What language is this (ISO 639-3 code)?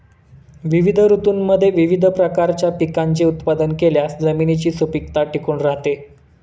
mar